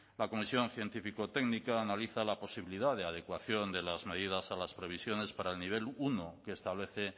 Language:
Spanish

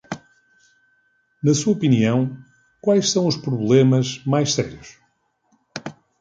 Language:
Portuguese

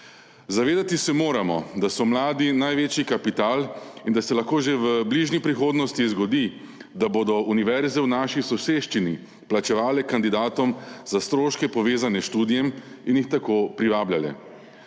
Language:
Slovenian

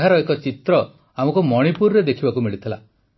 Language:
Odia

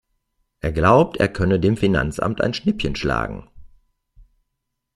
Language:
German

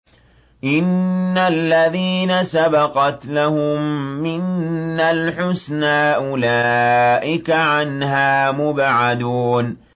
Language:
Arabic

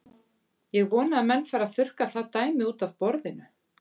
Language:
Icelandic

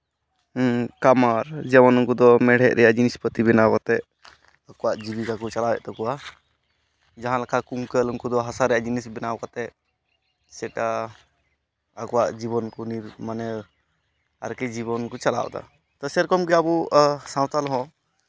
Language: Santali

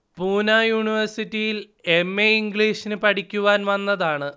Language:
Malayalam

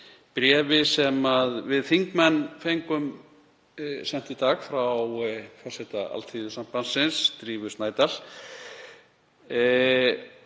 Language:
Icelandic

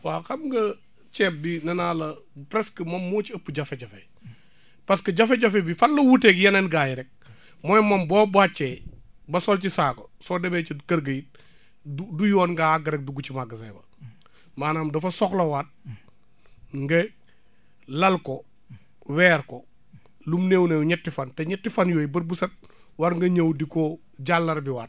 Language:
Wolof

